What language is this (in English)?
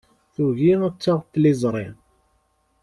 Kabyle